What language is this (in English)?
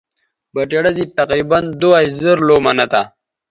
Bateri